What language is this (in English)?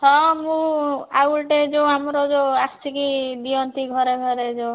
Odia